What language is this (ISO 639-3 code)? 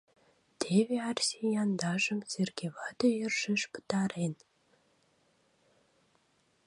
chm